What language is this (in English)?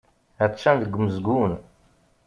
Kabyle